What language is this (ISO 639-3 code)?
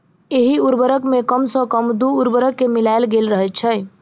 mai